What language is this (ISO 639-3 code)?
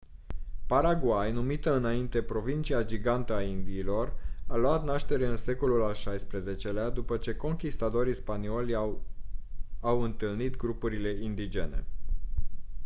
ron